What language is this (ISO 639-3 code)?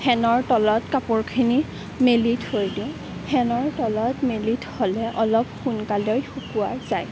asm